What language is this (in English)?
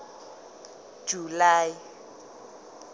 Southern Sotho